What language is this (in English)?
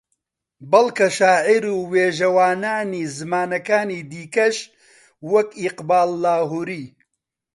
Central Kurdish